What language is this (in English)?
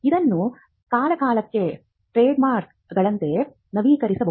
Kannada